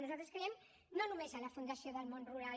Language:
Catalan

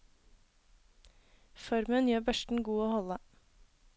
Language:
Norwegian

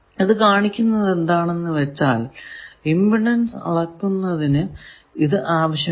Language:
Malayalam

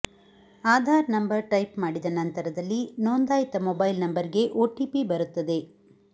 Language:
Kannada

